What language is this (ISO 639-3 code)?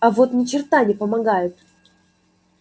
rus